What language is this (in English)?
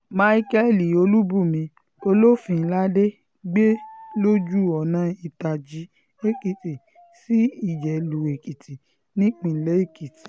Yoruba